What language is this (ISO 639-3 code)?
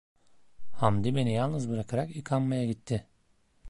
tur